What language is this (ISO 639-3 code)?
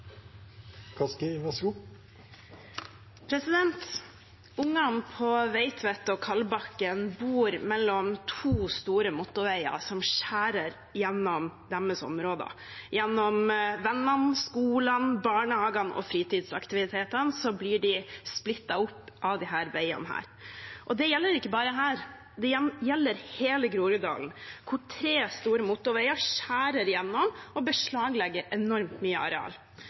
nor